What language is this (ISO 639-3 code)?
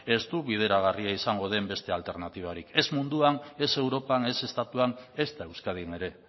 eus